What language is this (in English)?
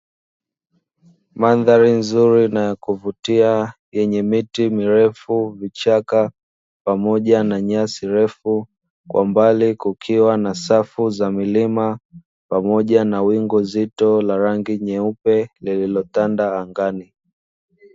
Swahili